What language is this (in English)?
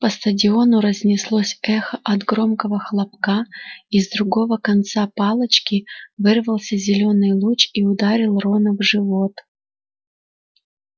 Russian